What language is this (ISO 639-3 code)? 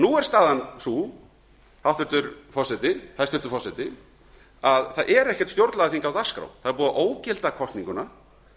isl